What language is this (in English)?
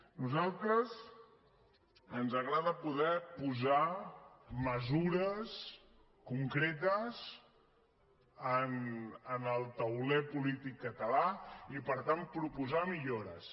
Catalan